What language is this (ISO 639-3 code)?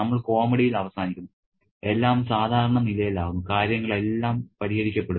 mal